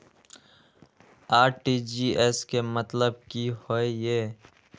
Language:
Maithili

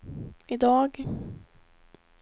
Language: Swedish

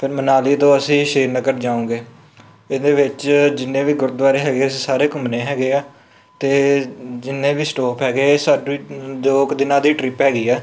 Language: Punjabi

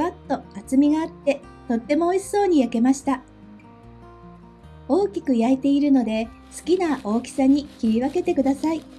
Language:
Japanese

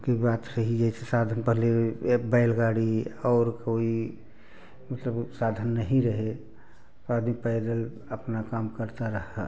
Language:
Hindi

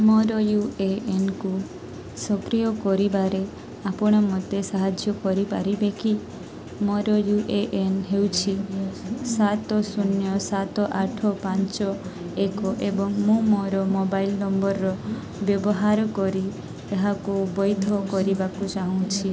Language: Odia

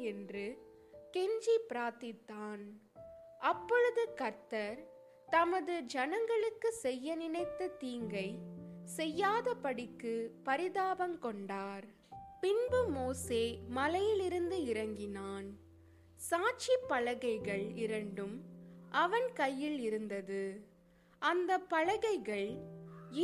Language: Tamil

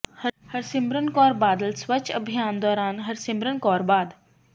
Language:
Punjabi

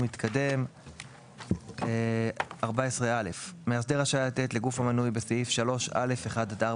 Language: Hebrew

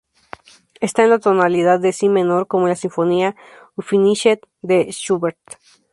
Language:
Spanish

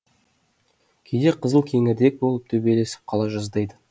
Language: Kazakh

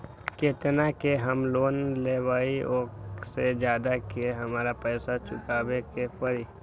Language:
Magahi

